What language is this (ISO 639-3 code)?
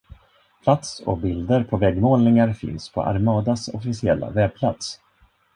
swe